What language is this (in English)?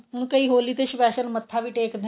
Punjabi